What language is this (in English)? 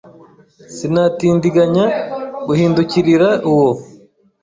Kinyarwanda